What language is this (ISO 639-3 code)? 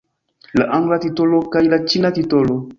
epo